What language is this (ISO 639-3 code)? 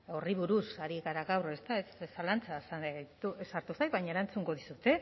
eus